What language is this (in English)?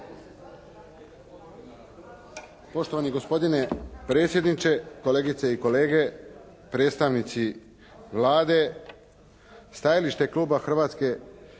Croatian